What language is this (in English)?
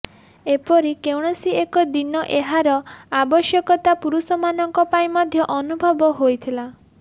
Odia